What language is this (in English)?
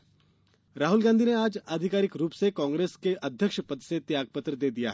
Hindi